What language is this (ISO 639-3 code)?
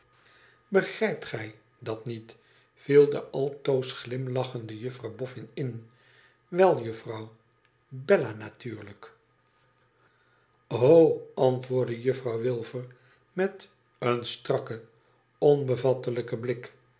nld